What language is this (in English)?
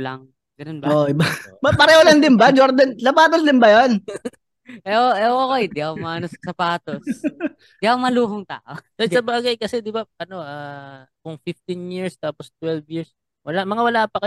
Filipino